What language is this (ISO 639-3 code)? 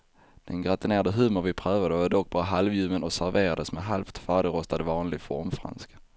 swe